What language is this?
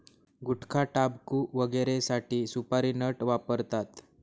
Marathi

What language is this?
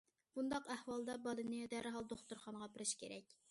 Uyghur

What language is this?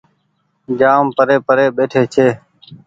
Goaria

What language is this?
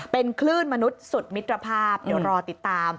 Thai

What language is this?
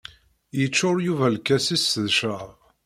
Kabyle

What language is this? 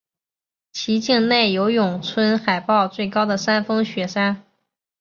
Chinese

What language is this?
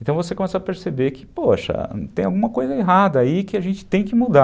Portuguese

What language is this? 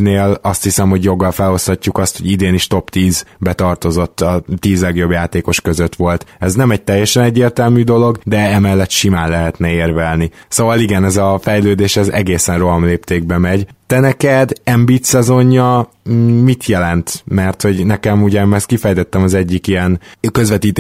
Hungarian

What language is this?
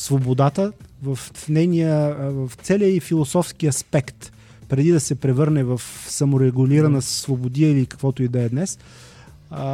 Bulgarian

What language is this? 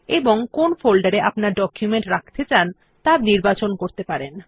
Bangla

